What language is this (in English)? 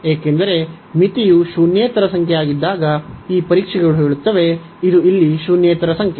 Kannada